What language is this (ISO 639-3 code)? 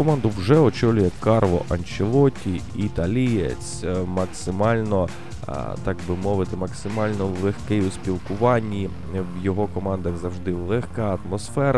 ukr